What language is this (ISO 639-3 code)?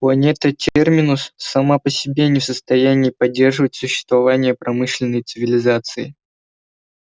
rus